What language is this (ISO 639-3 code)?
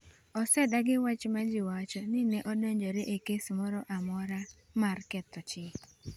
luo